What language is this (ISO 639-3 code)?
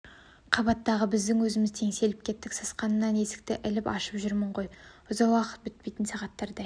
kaz